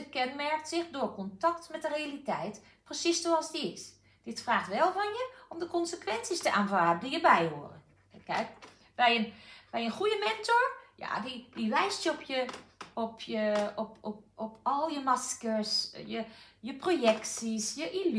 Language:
Dutch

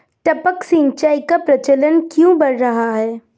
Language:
Hindi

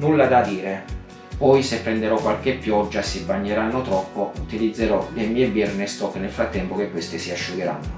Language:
Italian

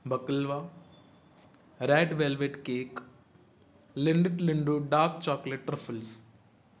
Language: Sindhi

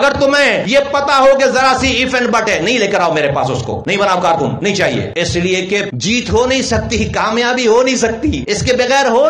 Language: Hindi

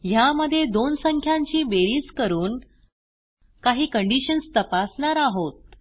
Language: Marathi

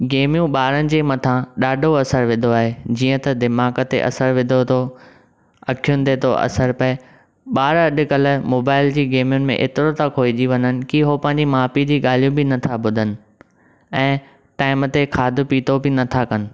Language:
Sindhi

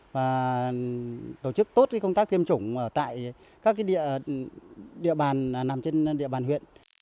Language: Vietnamese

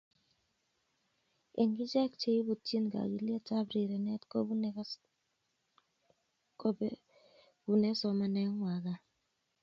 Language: Kalenjin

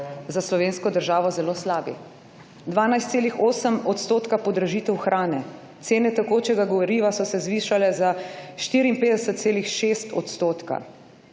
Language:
Slovenian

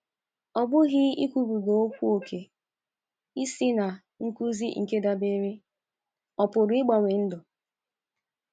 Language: Igbo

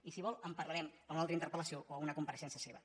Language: Catalan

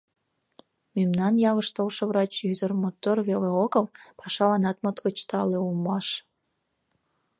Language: Mari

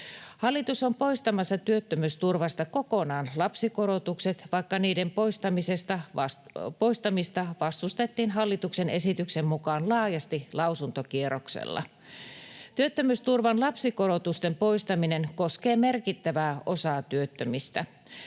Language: Finnish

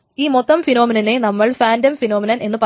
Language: Malayalam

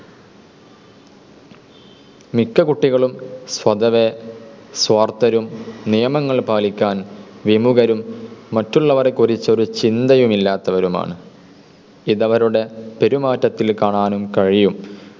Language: Malayalam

